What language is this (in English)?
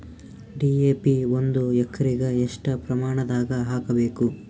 Kannada